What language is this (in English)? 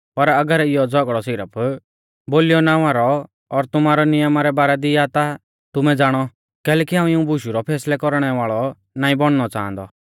Mahasu Pahari